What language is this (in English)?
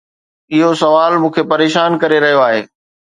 Sindhi